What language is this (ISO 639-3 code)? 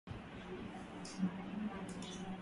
swa